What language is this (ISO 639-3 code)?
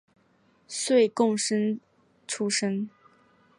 zho